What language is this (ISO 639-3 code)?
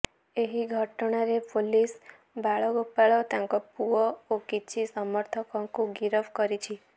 ori